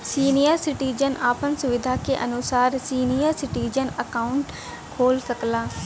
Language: Bhojpuri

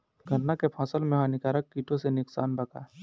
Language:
Bhojpuri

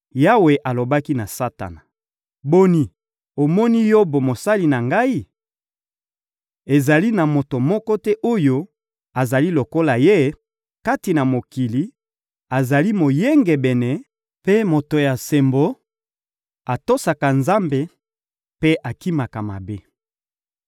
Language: Lingala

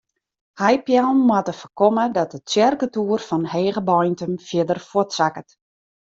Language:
Western Frisian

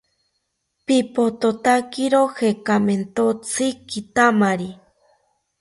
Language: South Ucayali Ashéninka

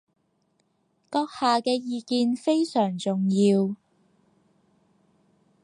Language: Cantonese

